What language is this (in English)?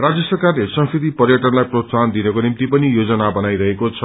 Nepali